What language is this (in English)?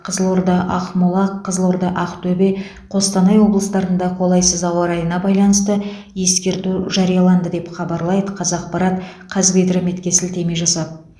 Kazakh